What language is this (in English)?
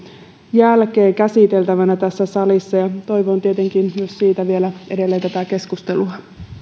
Finnish